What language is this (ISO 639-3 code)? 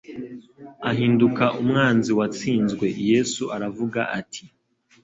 kin